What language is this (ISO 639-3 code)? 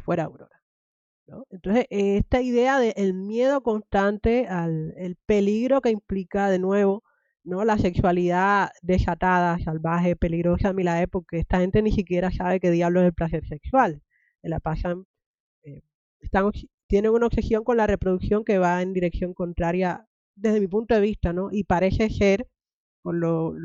spa